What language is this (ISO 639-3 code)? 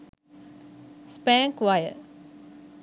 sin